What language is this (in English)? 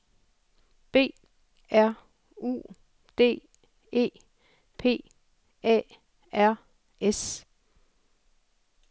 Danish